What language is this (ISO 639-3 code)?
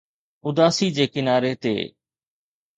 snd